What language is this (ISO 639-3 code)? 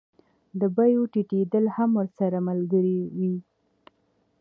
pus